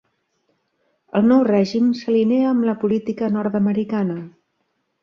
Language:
Catalan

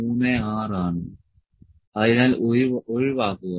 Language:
Malayalam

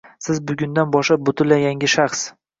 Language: Uzbek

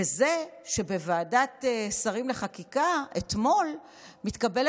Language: Hebrew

